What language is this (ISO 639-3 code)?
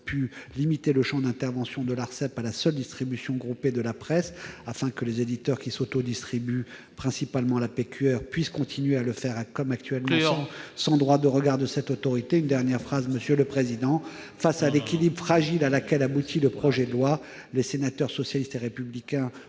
fra